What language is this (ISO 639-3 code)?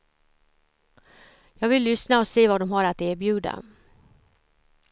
swe